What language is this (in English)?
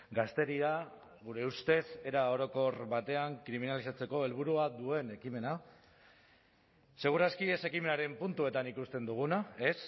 Basque